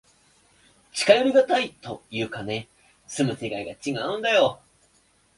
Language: Japanese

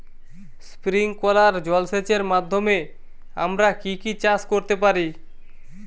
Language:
Bangla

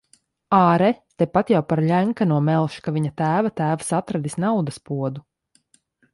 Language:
Latvian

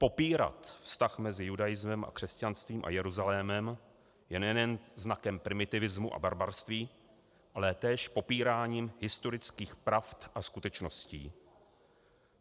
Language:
Czech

